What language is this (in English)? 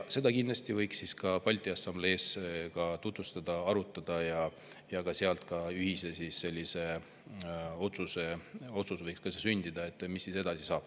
Estonian